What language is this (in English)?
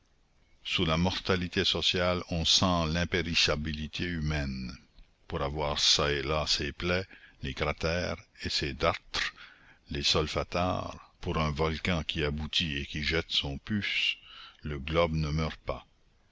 French